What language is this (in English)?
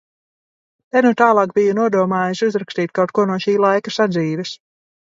Latvian